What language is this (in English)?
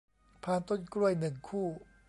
Thai